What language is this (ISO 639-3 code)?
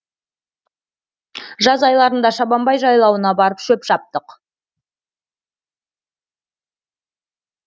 kaz